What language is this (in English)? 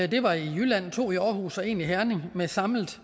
Danish